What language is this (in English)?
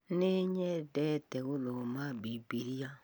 Kikuyu